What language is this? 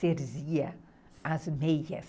Portuguese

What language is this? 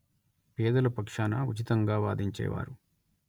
Telugu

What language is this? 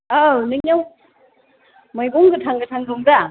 Bodo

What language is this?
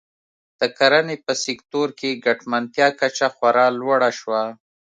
Pashto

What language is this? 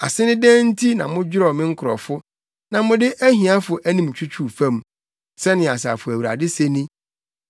Akan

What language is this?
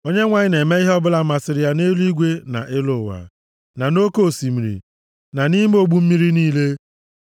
Igbo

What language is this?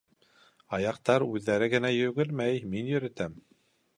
Bashkir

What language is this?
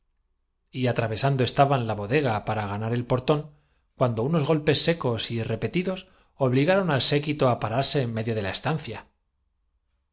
Spanish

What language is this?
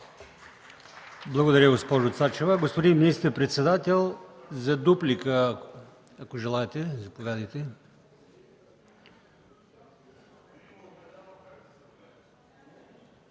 Bulgarian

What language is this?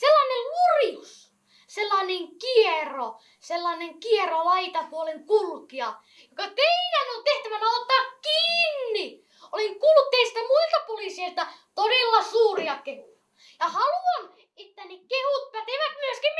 Finnish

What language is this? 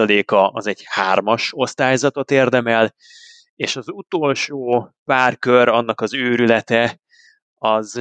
Hungarian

